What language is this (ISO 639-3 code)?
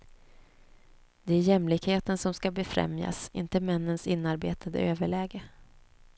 swe